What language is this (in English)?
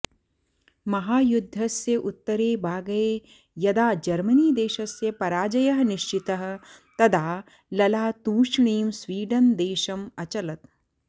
Sanskrit